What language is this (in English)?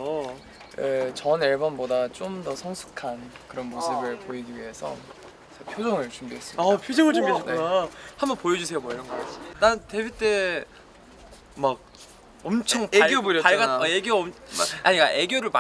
Korean